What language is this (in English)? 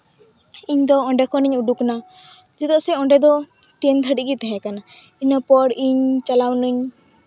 Santali